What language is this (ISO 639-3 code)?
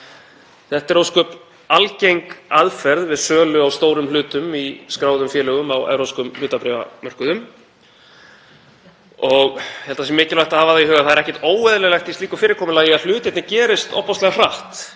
isl